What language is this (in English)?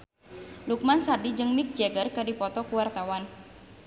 Sundanese